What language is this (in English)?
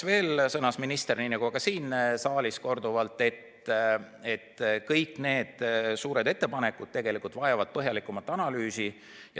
Estonian